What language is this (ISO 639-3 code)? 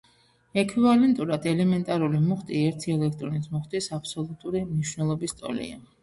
kat